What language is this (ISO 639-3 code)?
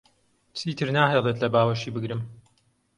ckb